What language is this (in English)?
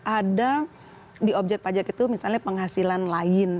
Indonesian